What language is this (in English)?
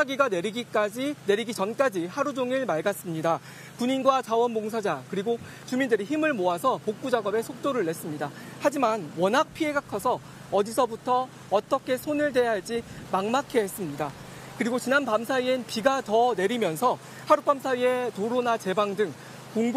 Korean